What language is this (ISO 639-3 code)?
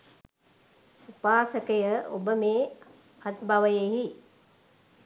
sin